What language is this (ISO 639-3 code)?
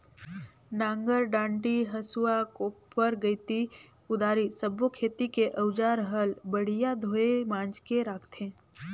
hne